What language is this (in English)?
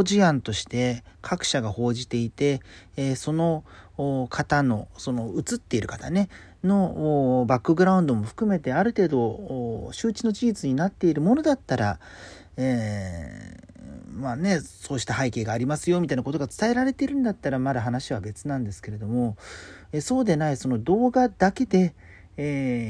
Japanese